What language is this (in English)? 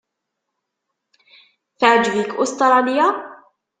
Kabyle